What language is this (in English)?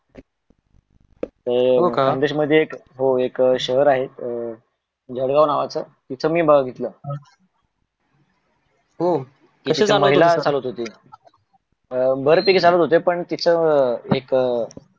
Marathi